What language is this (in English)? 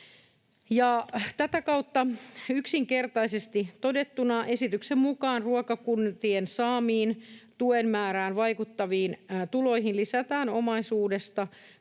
Finnish